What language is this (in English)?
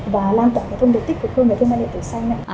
Vietnamese